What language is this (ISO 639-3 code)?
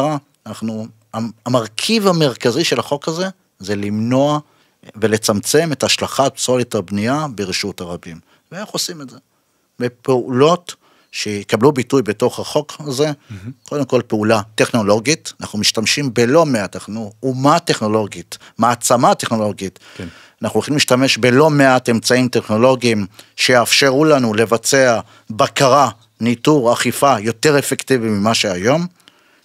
heb